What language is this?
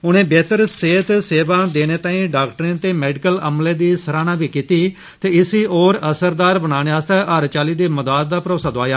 Dogri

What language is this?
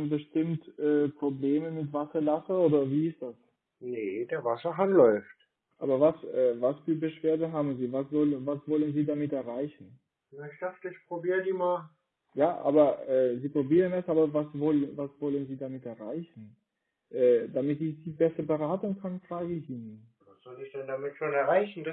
German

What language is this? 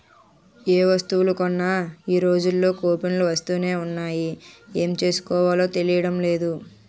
Telugu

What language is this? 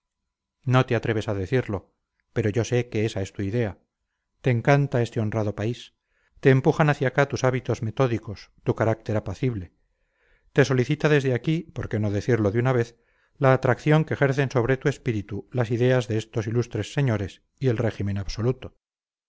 Spanish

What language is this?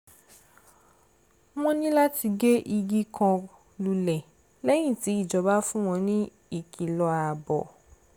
Yoruba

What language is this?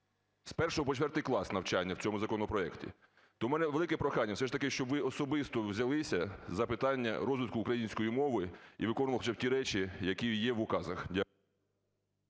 Ukrainian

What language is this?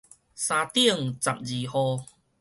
Min Nan Chinese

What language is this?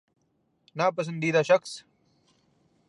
Urdu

